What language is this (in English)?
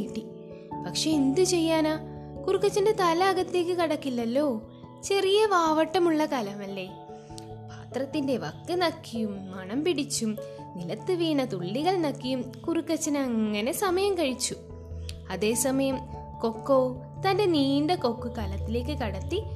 Malayalam